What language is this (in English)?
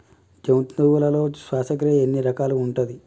Telugu